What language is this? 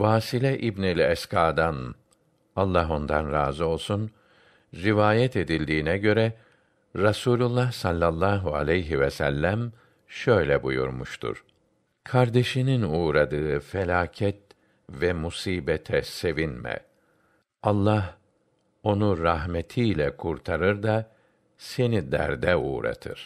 Turkish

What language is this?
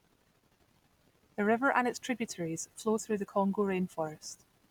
English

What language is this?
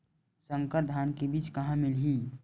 Chhattisgarhi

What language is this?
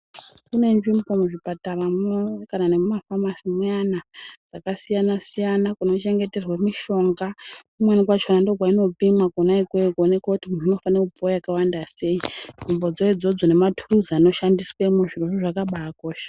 Ndau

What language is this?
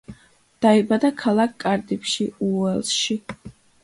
Georgian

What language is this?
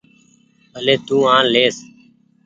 Goaria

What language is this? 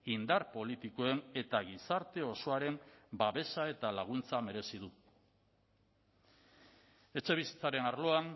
Basque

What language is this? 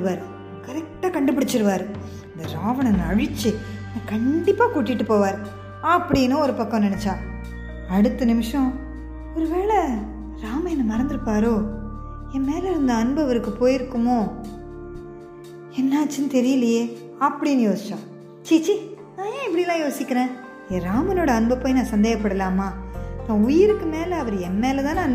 Tamil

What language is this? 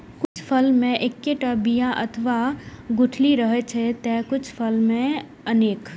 Maithili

